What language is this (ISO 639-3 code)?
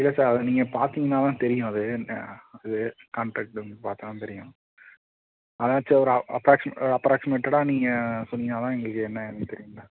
tam